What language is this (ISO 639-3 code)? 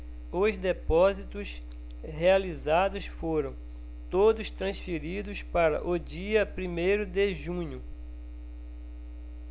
por